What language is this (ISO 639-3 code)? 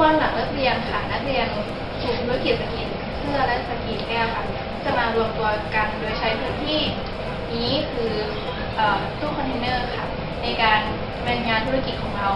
tha